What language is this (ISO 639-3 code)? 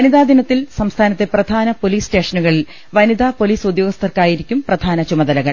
mal